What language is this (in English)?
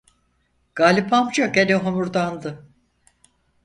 Turkish